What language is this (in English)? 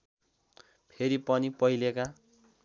Nepali